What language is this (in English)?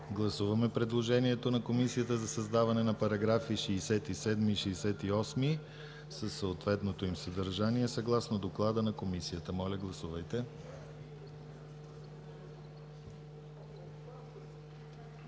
Bulgarian